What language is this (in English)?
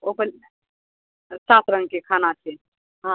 Maithili